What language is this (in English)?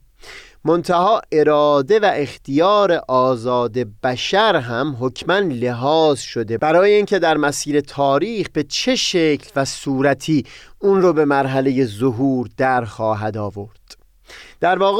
Persian